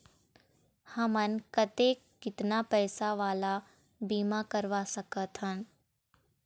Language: Chhattisgarhi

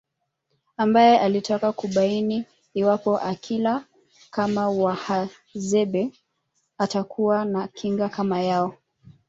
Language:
Swahili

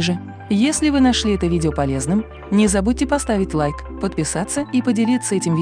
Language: Russian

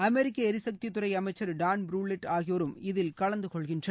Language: Tamil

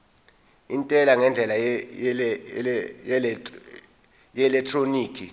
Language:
Zulu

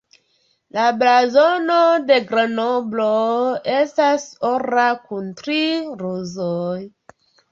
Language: Esperanto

